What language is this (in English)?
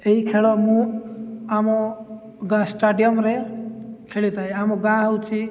Odia